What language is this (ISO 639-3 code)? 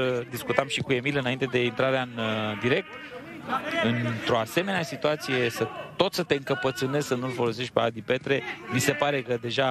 ron